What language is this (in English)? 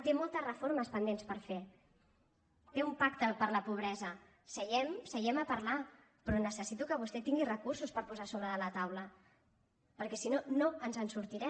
Catalan